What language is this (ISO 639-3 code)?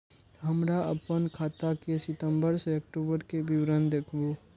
mai